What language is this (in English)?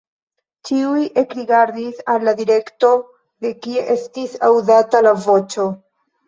Esperanto